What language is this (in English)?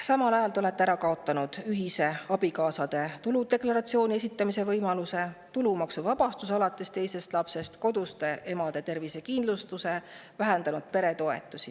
Estonian